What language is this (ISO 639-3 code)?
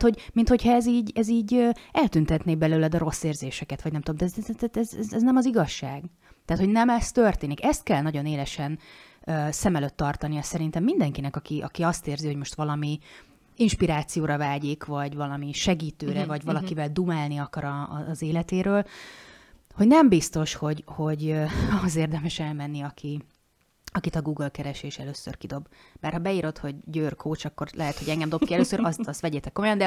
hun